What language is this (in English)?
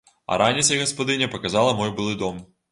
Belarusian